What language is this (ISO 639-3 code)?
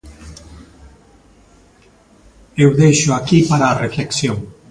glg